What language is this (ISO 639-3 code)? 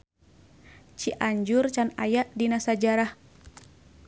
sun